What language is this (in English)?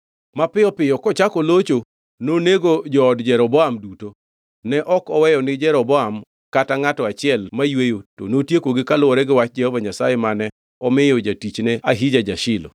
Luo (Kenya and Tanzania)